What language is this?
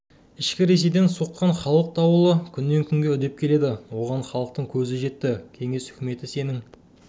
Kazakh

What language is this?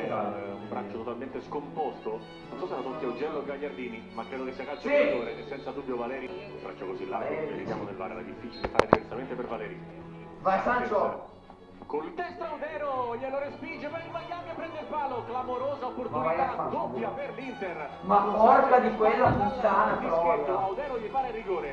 Italian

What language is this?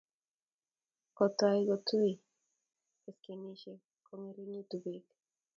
Kalenjin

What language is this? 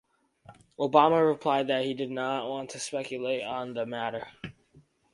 English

